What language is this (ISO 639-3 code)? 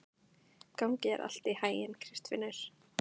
isl